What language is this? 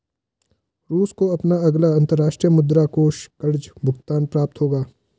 Hindi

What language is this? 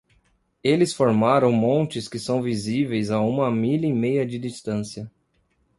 Portuguese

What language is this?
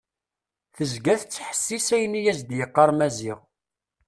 Kabyle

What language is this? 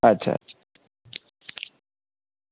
Dogri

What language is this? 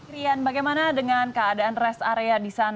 Indonesian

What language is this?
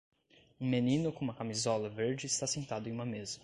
Portuguese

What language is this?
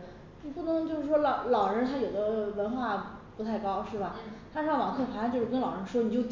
Chinese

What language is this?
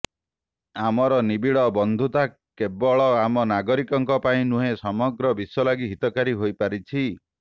Odia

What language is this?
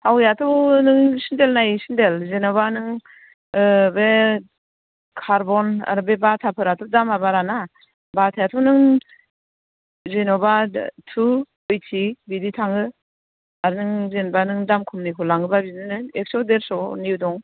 Bodo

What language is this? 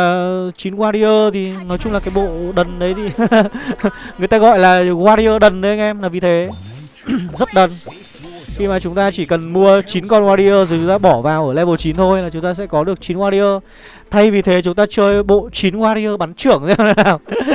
Vietnamese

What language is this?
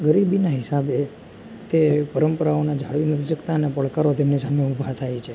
Gujarati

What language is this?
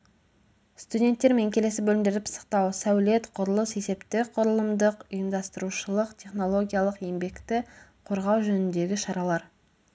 Kazakh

